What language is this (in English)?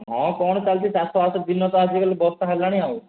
Odia